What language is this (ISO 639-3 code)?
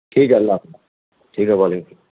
urd